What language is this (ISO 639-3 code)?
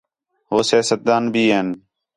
xhe